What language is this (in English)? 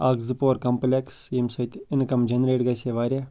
Kashmiri